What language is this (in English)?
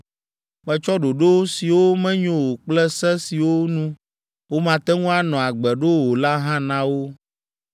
Ewe